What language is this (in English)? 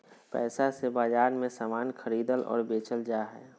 Magahi